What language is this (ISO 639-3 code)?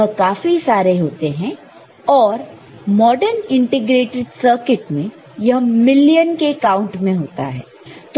hin